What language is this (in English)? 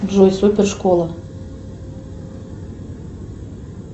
Russian